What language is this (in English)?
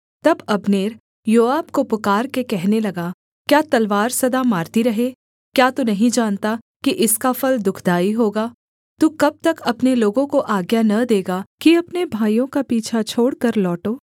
Hindi